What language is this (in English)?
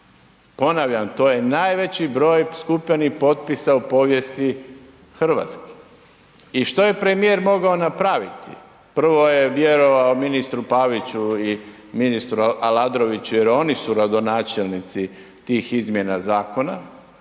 Croatian